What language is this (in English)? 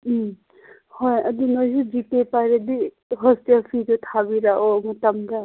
Manipuri